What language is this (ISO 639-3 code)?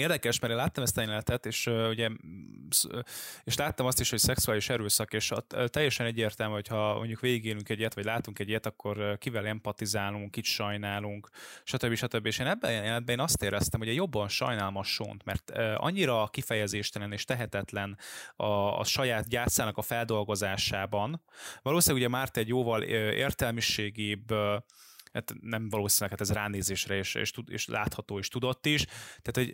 hun